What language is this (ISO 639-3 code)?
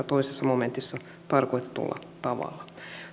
fin